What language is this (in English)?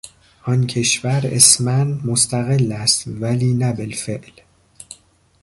Persian